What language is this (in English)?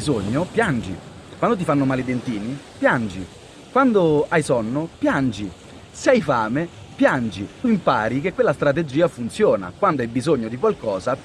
Italian